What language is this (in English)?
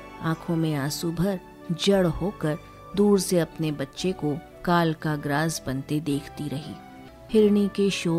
Hindi